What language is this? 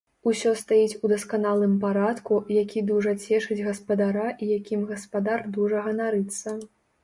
Belarusian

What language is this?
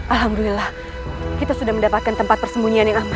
Indonesian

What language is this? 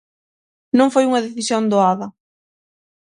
Galician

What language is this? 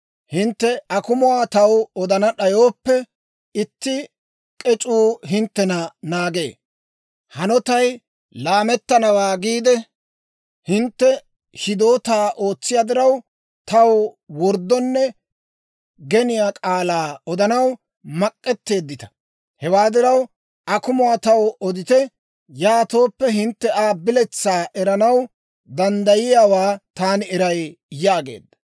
Dawro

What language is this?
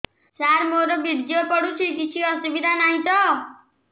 Odia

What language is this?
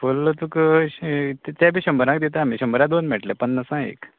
Konkani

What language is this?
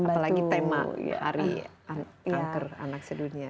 Indonesian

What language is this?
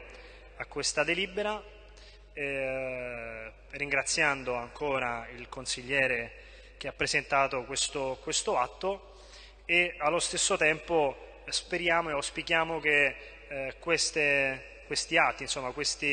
Italian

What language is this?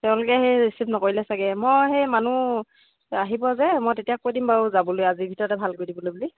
Assamese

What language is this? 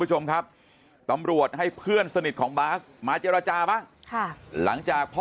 Thai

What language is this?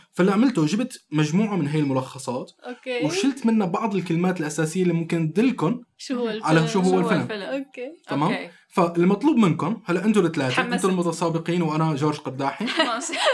Arabic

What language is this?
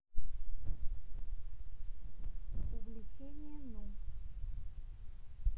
Russian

